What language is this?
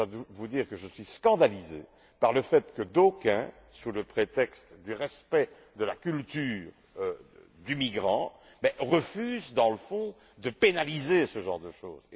French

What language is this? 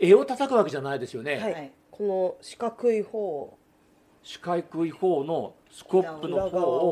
Japanese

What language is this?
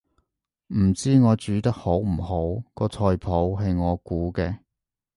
Cantonese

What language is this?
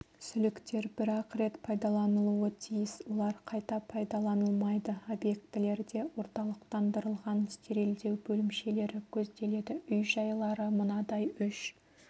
Kazakh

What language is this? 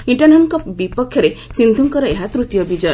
Odia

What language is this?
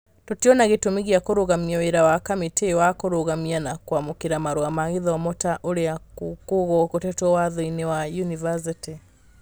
Kikuyu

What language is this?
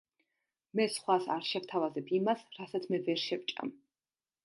Georgian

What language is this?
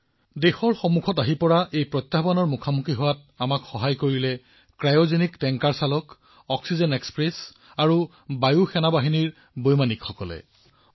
Assamese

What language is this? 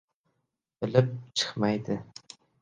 Uzbek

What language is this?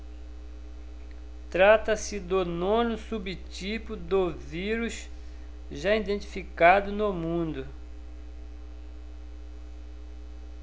Portuguese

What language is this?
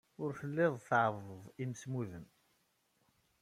Kabyle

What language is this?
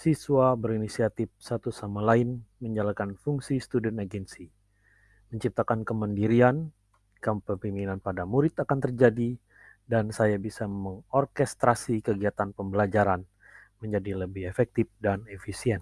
Indonesian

